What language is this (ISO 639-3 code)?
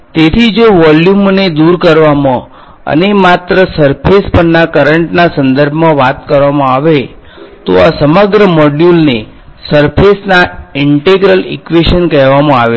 guj